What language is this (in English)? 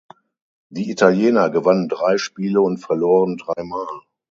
German